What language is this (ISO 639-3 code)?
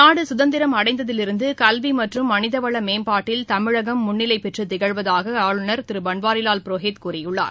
tam